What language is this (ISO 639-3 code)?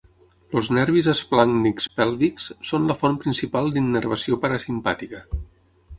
cat